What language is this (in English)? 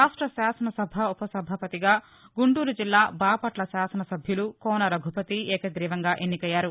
Telugu